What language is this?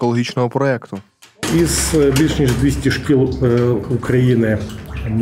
Ukrainian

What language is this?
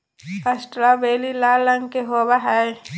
Magahi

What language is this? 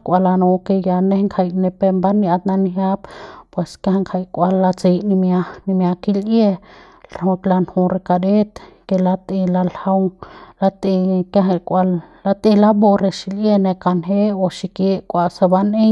Central Pame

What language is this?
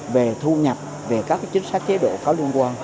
Vietnamese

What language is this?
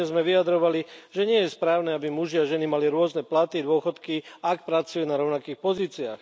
Slovak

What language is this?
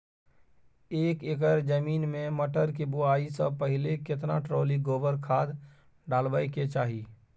Maithili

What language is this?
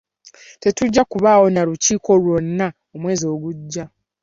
Ganda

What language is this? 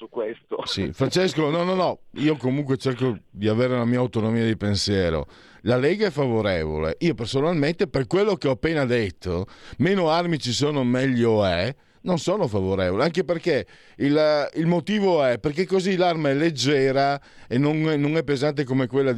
Italian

